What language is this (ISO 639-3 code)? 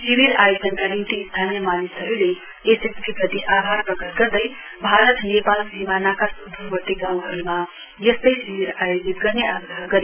nep